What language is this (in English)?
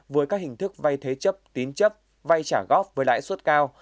Vietnamese